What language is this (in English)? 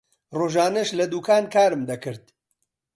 Central Kurdish